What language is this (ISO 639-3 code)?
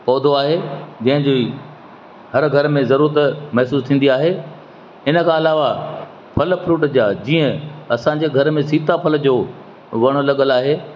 snd